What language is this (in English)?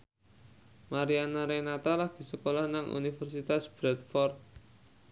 Javanese